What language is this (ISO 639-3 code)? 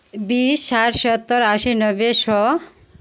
mai